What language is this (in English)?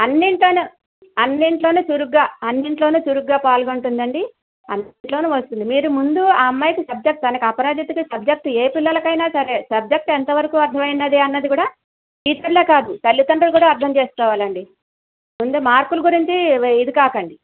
Telugu